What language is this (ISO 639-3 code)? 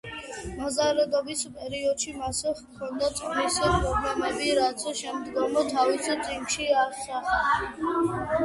kat